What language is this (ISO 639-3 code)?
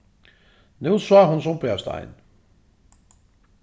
fao